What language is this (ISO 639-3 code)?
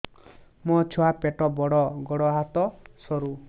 ori